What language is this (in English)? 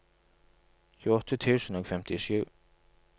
Norwegian